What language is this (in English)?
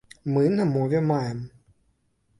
Belarusian